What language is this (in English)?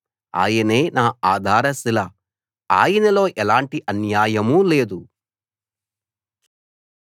Telugu